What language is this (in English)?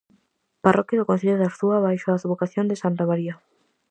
Galician